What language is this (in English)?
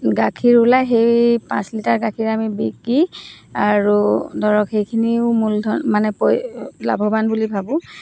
Assamese